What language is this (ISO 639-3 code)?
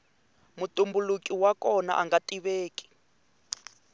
tso